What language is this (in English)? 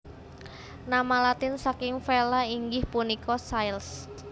Javanese